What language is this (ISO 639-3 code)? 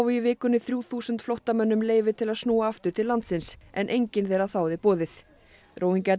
isl